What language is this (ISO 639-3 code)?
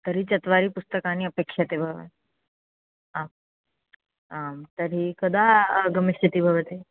san